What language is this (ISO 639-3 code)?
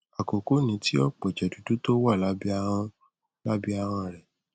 yor